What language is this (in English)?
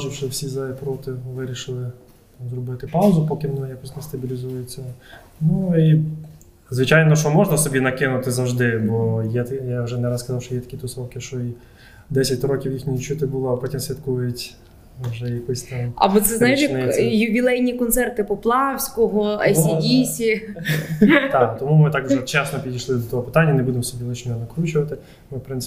Ukrainian